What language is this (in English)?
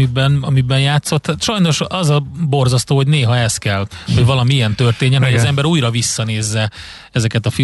Hungarian